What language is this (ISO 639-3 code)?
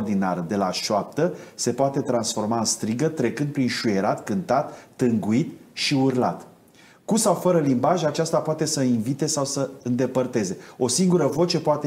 ron